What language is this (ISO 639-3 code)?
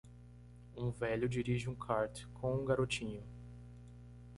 por